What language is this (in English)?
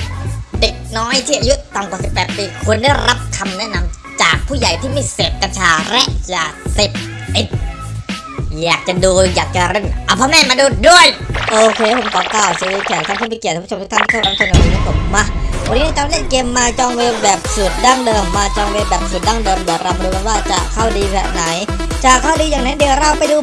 Thai